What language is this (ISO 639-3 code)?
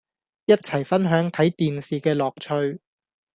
yue